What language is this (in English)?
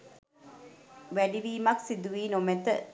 Sinhala